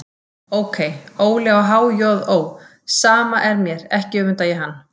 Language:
Icelandic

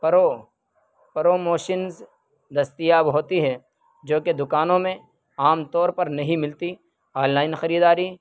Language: Urdu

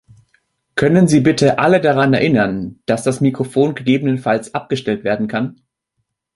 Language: German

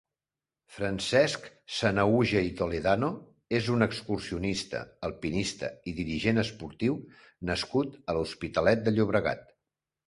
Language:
Catalan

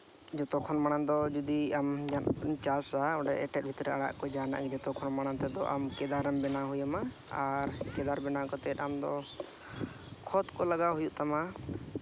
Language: Santali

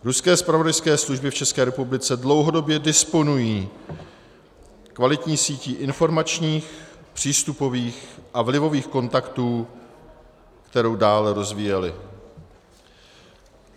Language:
Czech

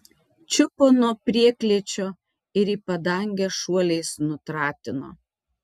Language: Lithuanian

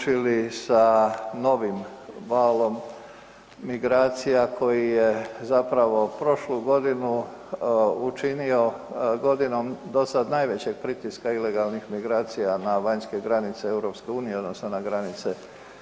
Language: Croatian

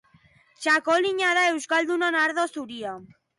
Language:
Basque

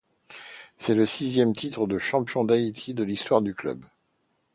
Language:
French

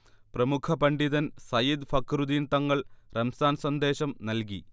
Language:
Malayalam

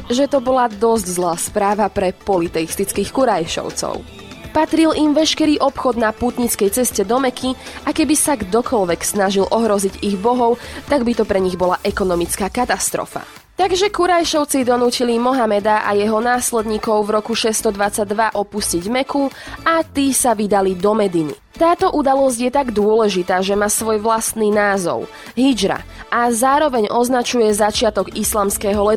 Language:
Slovak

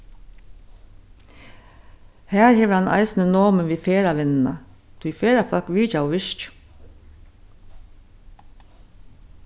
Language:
Faroese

